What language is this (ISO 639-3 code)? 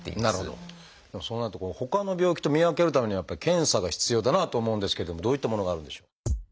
jpn